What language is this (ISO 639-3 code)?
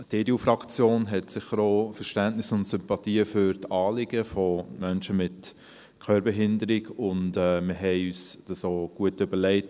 gsw